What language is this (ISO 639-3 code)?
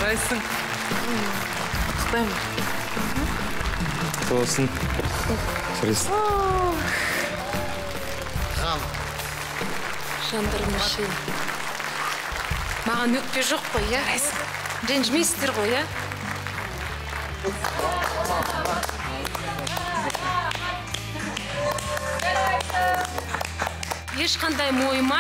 rus